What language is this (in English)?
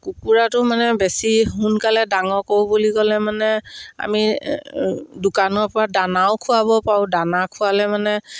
Assamese